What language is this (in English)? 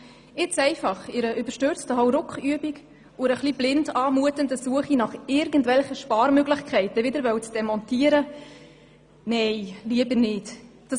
Swiss German